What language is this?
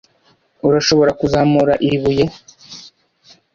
Kinyarwanda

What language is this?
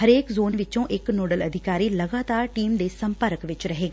Punjabi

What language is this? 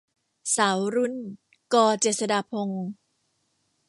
Thai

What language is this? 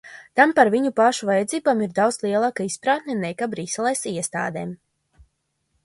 Latvian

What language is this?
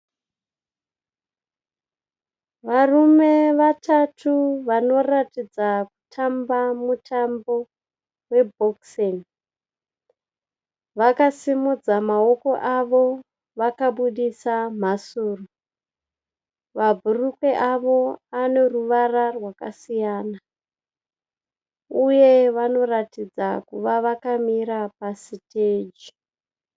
Shona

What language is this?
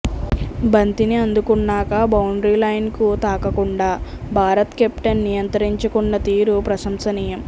Telugu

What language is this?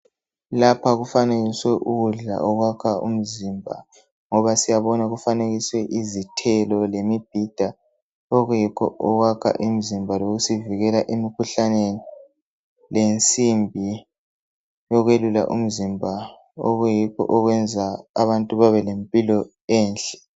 North Ndebele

